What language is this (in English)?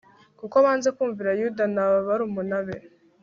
Kinyarwanda